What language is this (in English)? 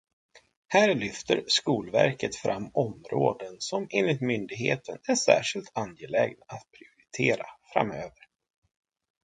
Swedish